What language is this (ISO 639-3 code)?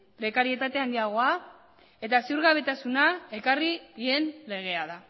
eus